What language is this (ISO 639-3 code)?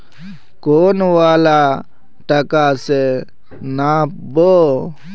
mag